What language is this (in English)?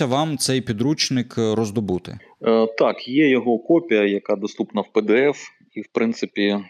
Ukrainian